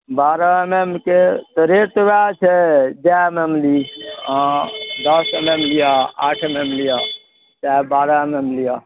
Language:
Maithili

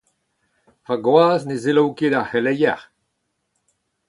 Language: Breton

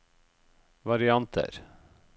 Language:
Norwegian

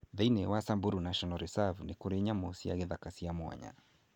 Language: Kikuyu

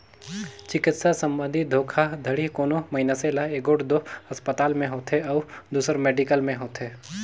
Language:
Chhattisgarhi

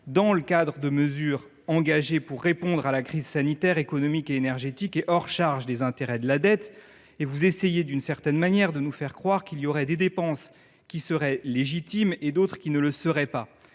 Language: French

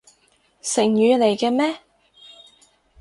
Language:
Cantonese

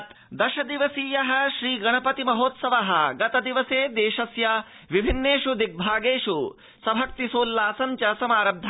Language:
Sanskrit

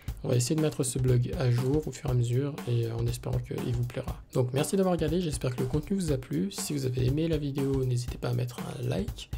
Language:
French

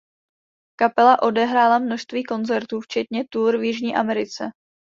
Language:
Czech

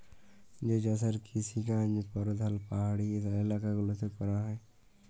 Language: Bangla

